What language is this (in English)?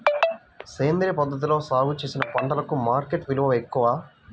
Telugu